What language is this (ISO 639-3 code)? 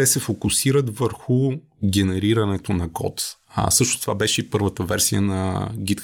bul